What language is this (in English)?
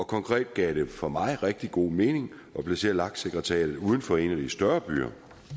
Danish